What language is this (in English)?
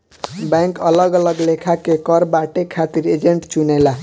Bhojpuri